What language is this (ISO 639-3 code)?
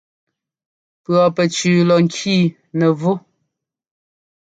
jgo